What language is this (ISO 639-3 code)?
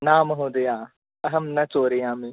san